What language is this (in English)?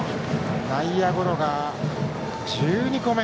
Japanese